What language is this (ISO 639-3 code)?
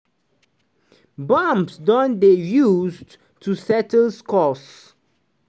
pcm